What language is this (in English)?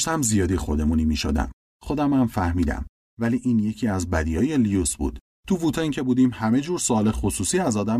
Persian